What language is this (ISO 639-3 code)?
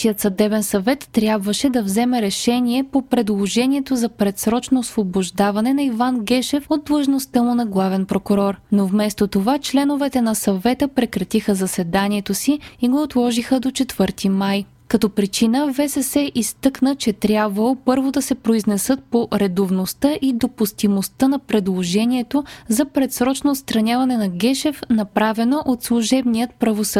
bul